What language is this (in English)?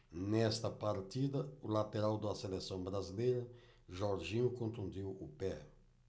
Portuguese